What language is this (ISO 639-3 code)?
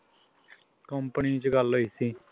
pan